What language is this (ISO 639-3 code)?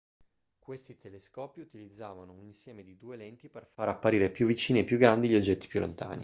ita